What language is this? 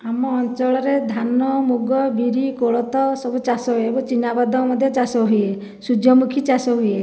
Odia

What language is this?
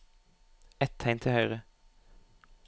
Norwegian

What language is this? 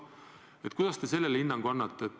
Estonian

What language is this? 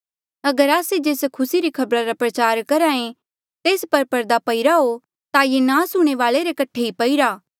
Mandeali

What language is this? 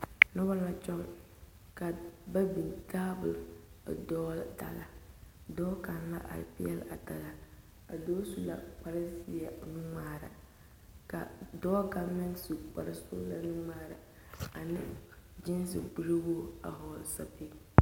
Southern Dagaare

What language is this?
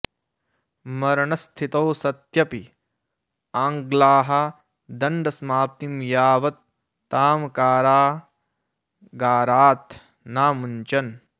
Sanskrit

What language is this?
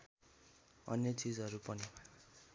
Nepali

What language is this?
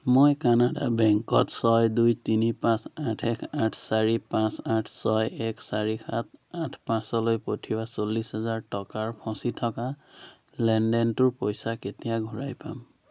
Assamese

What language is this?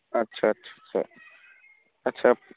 Punjabi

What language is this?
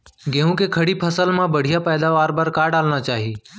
Chhattisgarhi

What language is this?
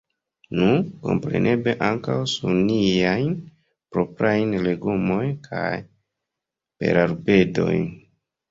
Esperanto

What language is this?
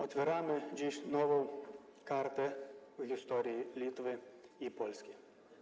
Polish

